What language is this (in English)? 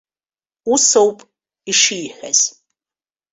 Abkhazian